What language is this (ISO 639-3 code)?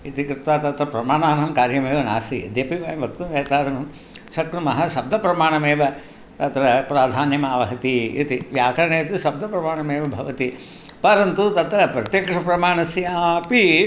san